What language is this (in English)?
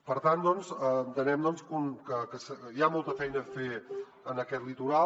Catalan